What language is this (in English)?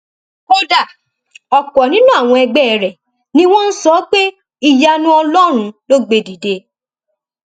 Yoruba